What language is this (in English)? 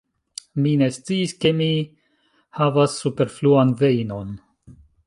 Esperanto